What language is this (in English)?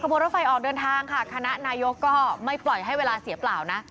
Thai